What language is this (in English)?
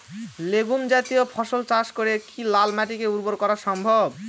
Bangla